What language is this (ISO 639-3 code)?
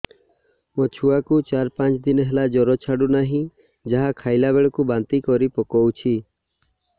ori